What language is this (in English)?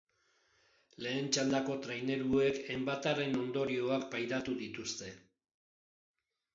Basque